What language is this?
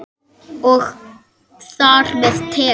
Icelandic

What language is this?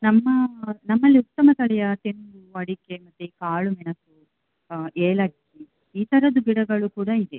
Kannada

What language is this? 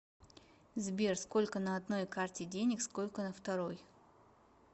Russian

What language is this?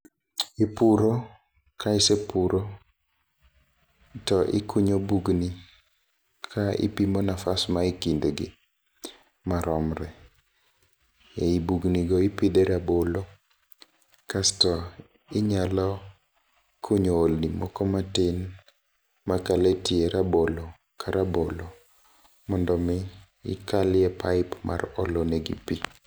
Luo (Kenya and Tanzania)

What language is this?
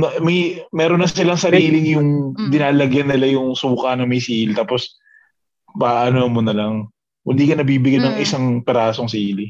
Filipino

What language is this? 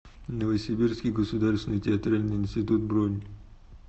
Russian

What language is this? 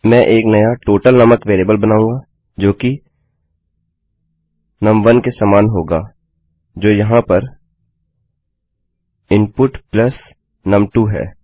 Hindi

